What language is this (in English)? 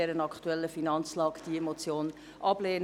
Swiss German